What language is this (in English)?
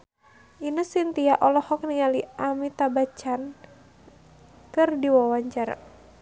Sundanese